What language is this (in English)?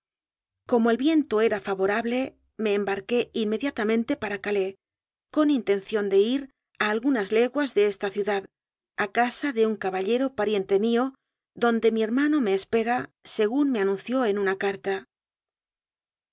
Spanish